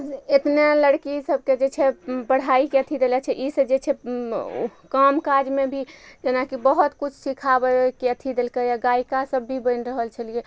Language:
Maithili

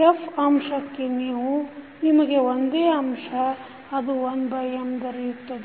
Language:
Kannada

